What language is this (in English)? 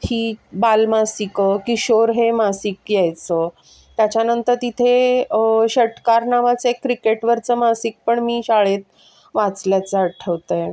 Marathi